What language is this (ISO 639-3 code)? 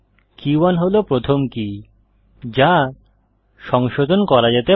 ben